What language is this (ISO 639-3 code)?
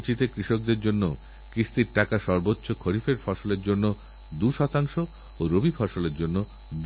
ben